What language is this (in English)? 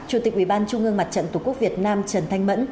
Vietnamese